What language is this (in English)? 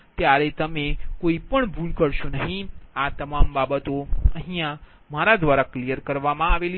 Gujarati